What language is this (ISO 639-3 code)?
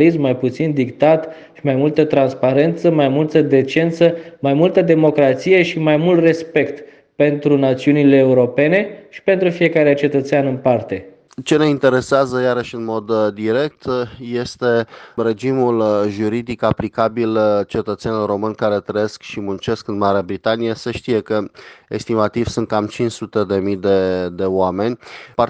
ron